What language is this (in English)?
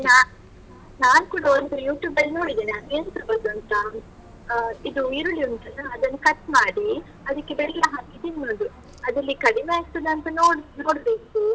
Kannada